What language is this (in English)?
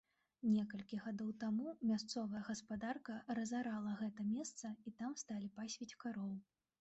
Belarusian